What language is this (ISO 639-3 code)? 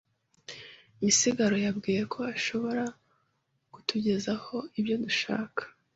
kin